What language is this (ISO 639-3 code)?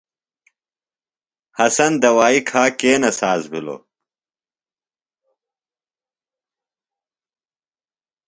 phl